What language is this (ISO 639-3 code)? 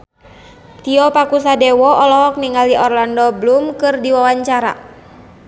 sun